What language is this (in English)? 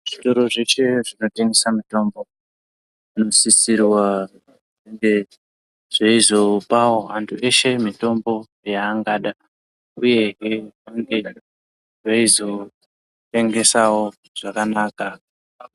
Ndau